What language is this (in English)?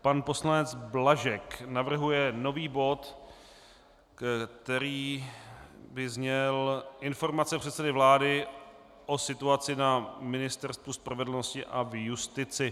Czech